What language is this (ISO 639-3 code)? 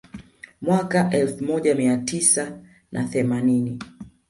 swa